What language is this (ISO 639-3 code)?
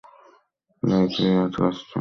ben